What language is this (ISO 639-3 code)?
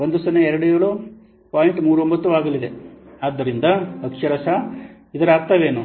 kan